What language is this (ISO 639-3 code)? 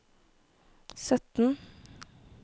nor